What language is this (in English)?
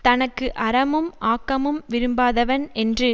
Tamil